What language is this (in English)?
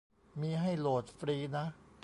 Thai